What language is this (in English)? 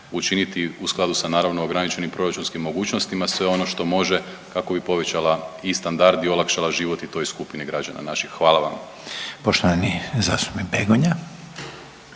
Croatian